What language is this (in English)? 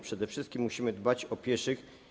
Polish